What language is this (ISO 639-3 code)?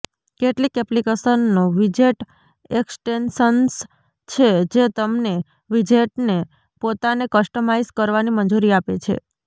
guj